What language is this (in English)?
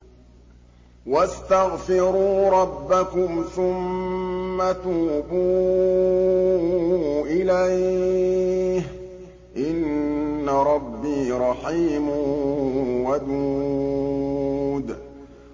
Arabic